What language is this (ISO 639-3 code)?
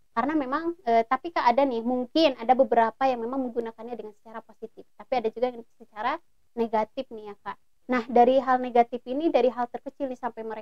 ind